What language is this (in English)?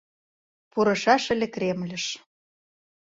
Mari